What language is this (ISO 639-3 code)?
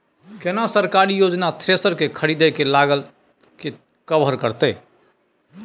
mai